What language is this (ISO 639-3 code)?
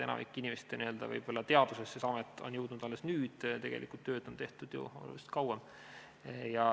est